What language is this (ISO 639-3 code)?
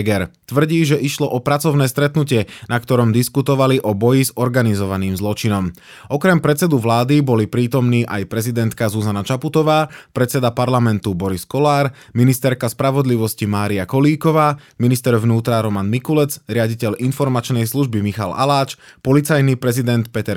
slk